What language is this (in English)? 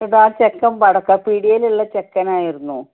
Malayalam